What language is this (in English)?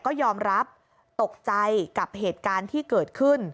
Thai